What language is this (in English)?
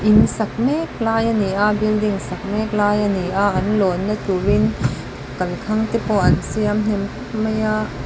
Mizo